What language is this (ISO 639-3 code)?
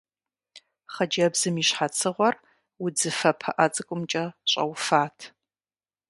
kbd